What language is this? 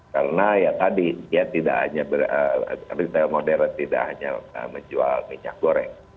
Indonesian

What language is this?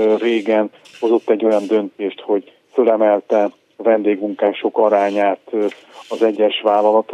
Hungarian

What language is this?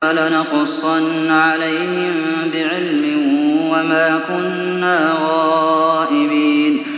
Arabic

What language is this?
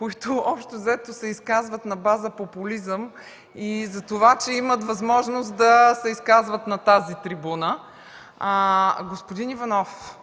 Bulgarian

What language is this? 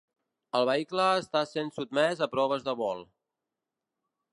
Catalan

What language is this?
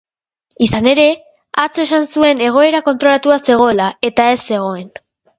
Basque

